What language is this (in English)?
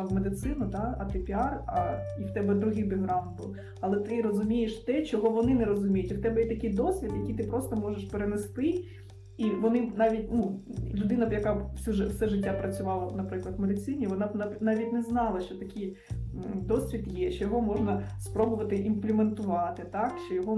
Ukrainian